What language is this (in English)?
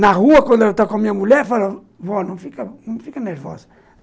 Portuguese